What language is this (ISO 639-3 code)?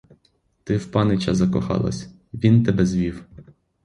ukr